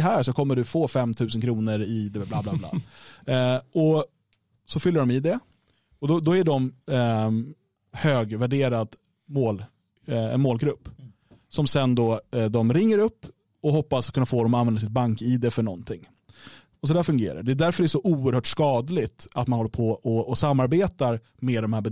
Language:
Swedish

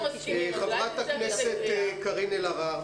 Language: Hebrew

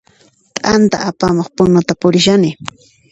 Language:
Puno Quechua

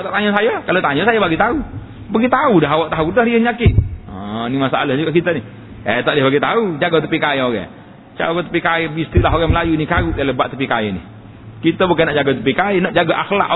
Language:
Malay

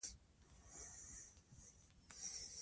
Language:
Pashto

